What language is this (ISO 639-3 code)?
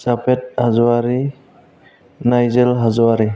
brx